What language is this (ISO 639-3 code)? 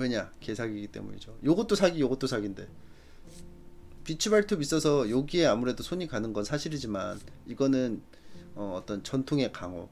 kor